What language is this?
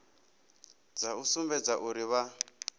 Venda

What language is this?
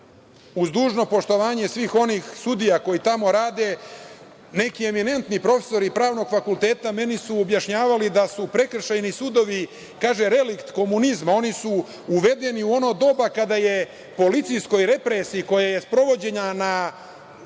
Serbian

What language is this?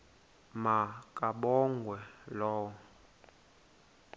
Xhosa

